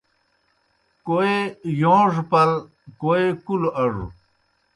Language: Kohistani Shina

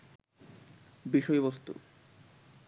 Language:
Bangla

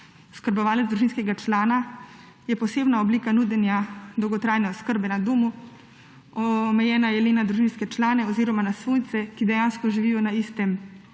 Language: Slovenian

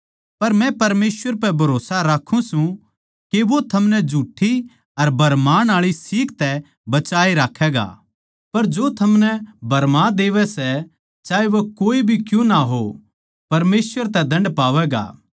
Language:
Haryanvi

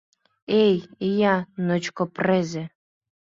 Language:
Mari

